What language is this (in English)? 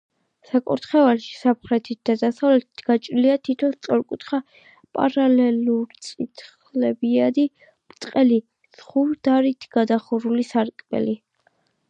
Georgian